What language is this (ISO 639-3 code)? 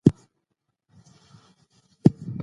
pus